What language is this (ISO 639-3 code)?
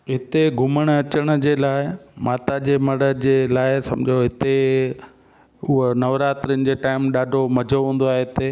snd